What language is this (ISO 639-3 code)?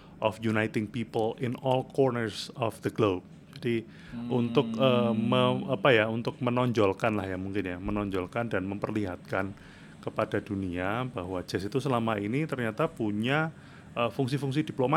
ind